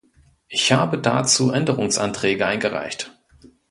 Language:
German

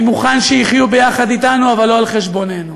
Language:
Hebrew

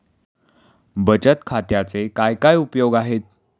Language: Marathi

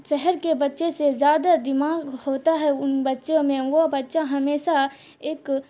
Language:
Urdu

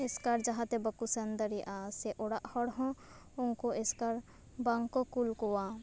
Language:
Santali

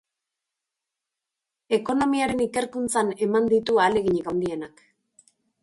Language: Basque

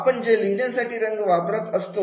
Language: Marathi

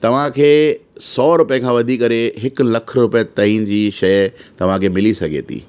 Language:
Sindhi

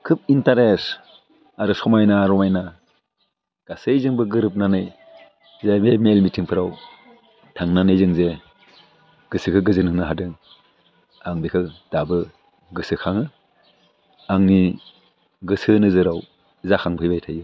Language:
Bodo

